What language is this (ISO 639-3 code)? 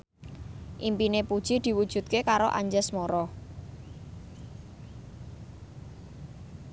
jav